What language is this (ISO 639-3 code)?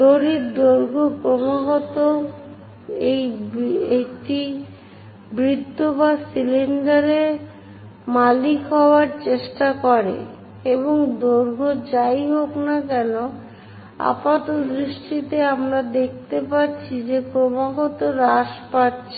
ben